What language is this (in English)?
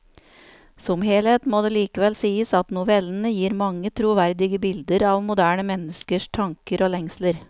Norwegian